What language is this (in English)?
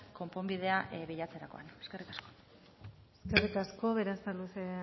Basque